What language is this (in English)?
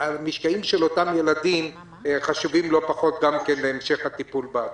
Hebrew